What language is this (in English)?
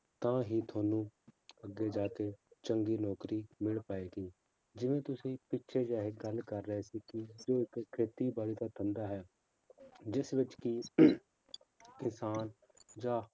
Punjabi